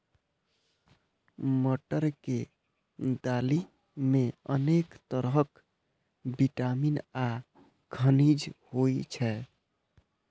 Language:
Maithili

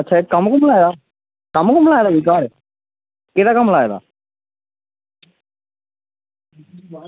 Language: Dogri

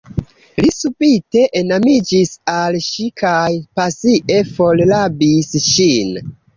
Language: Esperanto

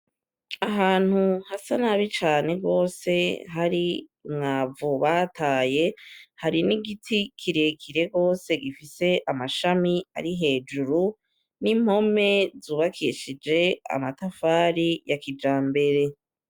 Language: Rundi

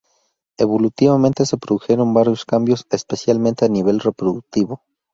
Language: Spanish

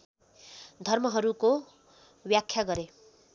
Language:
Nepali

